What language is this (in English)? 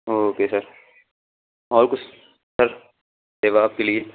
Urdu